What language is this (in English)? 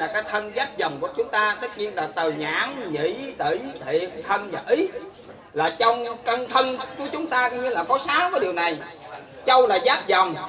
Vietnamese